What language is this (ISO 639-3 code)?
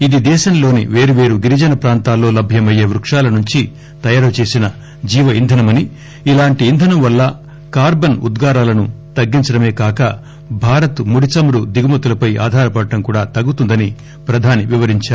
tel